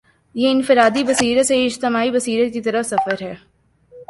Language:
Urdu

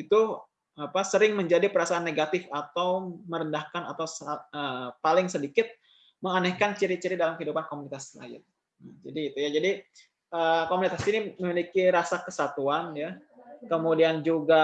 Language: Indonesian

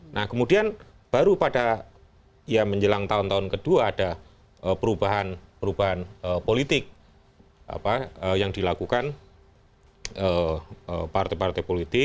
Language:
Indonesian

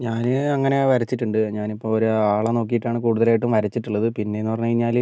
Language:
Malayalam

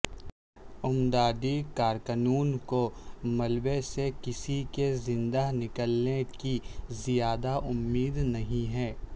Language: Urdu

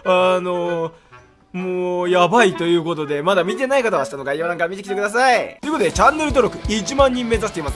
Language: Japanese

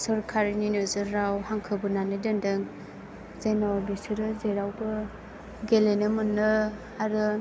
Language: Bodo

